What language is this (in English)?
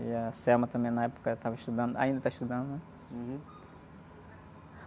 Portuguese